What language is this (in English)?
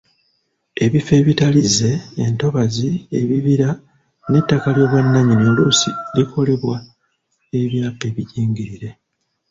Ganda